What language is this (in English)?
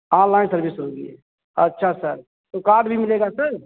Hindi